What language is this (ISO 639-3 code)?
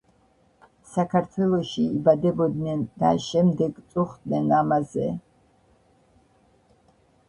kat